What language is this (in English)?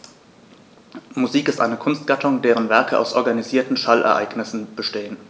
German